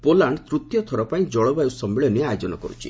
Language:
Odia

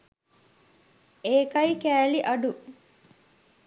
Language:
Sinhala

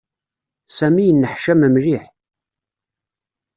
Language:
Kabyle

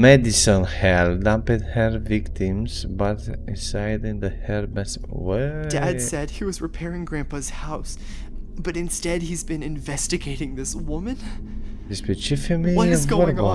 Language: Romanian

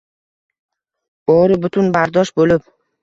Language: Uzbek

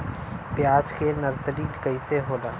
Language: Bhojpuri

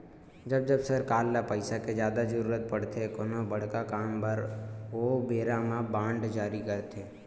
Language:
Chhattisgarhi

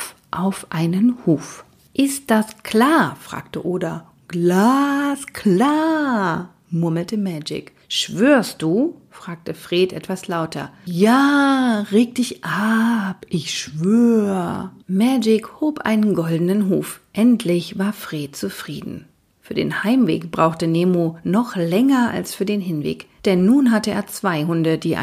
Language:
German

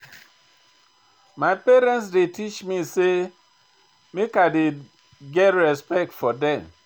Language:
Nigerian Pidgin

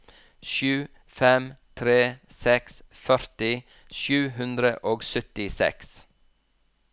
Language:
Norwegian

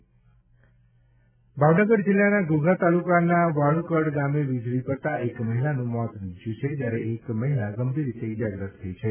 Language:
Gujarati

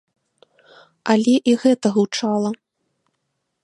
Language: Belarusian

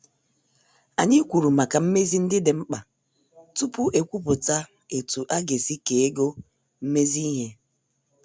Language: Igbo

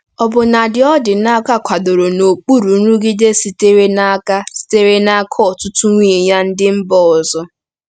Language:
Igbo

